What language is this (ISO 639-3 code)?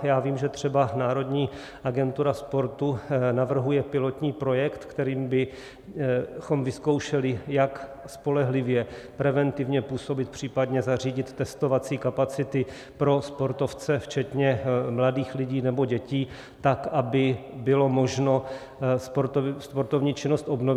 ces